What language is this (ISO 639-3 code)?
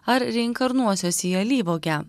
lit